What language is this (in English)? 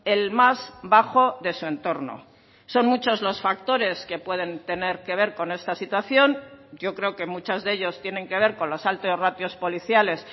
Spanish